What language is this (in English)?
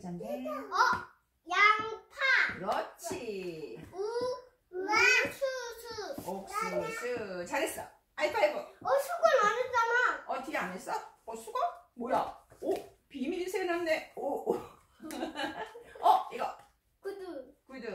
Korean